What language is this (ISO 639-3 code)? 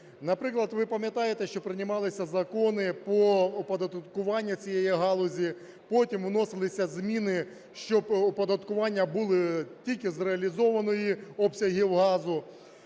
ukr